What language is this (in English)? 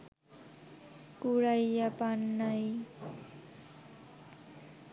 Bangla